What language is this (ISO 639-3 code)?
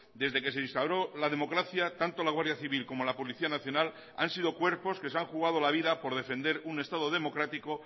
spa